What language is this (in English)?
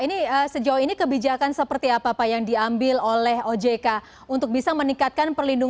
Indonesian